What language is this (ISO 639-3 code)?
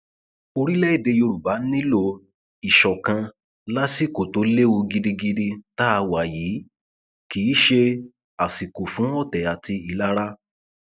yor